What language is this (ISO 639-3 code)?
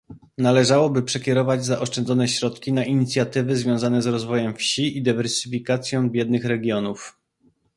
pol